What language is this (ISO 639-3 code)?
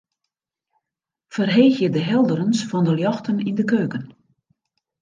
fry